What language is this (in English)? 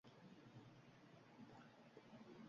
Uzbek